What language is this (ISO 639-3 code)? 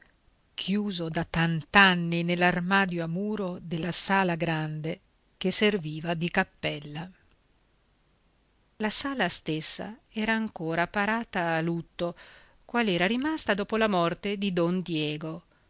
ita